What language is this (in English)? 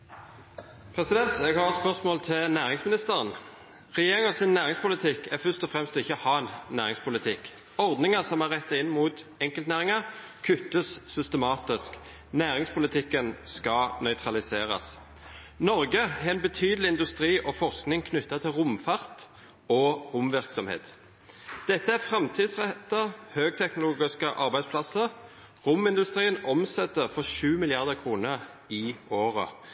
Norwegian